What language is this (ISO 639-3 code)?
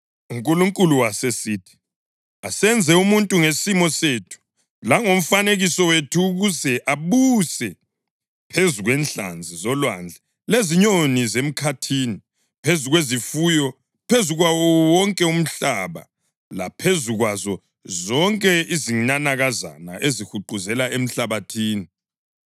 nde